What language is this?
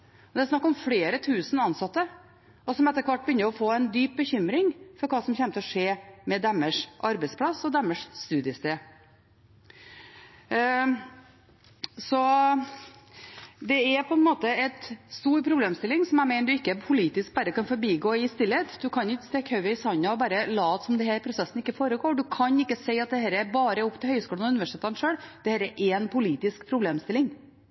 Norwegian Bokmål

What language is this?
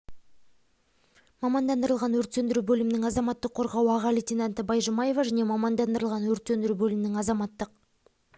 Kazakh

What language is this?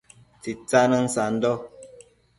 Matsés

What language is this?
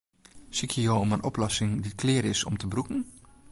Western Frisian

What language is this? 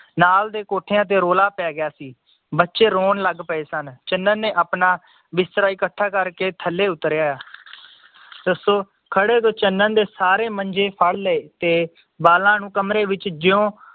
Punjabi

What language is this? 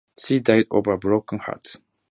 English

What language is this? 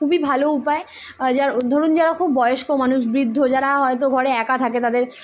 Bangla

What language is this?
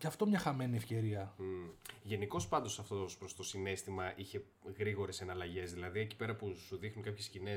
Greek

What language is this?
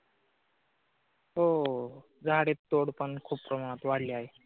Marathi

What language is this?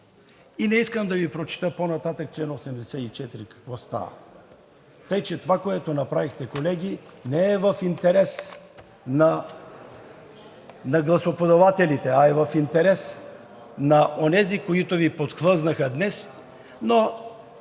Bulgarian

